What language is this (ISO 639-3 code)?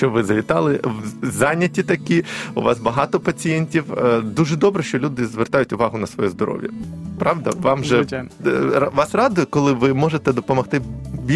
ukr